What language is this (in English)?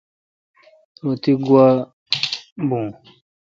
Kalkoti